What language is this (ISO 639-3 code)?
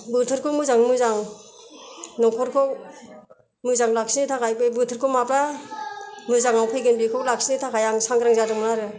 brx